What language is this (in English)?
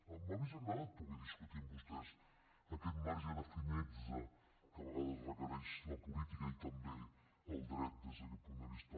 Catalan